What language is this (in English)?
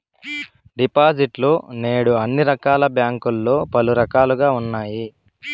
Telugu